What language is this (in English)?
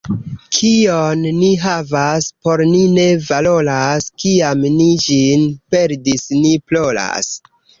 Esperanto